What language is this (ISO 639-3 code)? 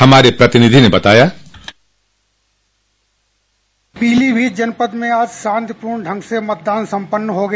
hin